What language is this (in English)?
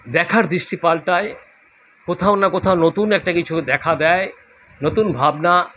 Bangla